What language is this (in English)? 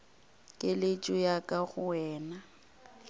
Northern Sotho